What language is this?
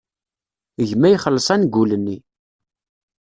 Kabyle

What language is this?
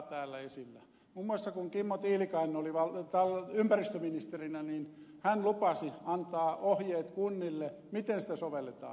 Finnish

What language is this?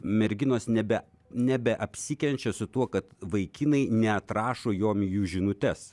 Lithuanian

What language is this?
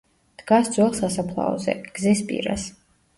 Georgian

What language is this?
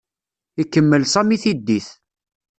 Kabyle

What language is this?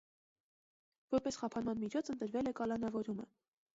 Armenian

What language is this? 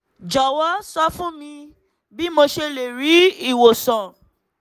Yoruba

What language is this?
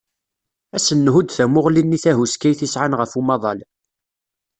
Kabyle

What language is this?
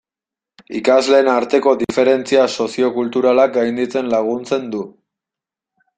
Basque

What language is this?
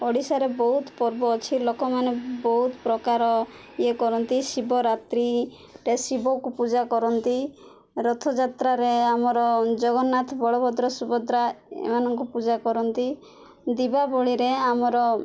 Odia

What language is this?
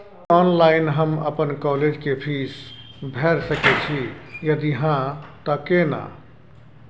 Maithili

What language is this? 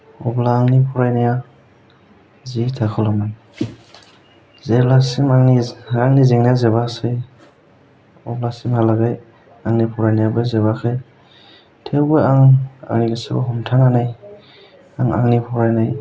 Bodo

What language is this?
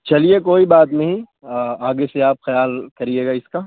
Urdu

